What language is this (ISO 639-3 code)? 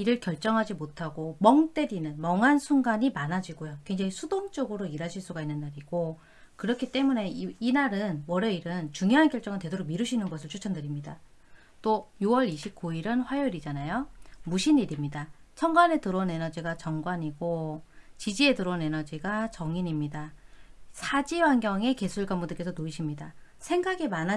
kor